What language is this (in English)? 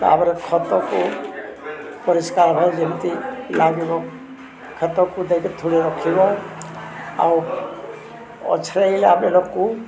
Odia